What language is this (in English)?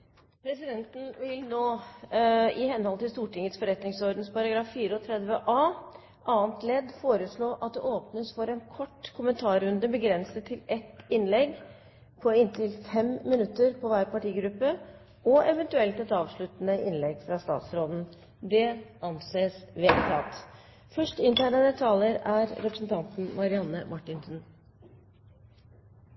Norwegian Bokmål